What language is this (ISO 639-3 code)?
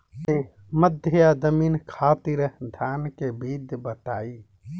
bho